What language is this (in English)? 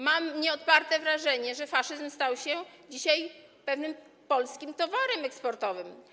Polish